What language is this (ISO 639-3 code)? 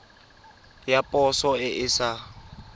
tsn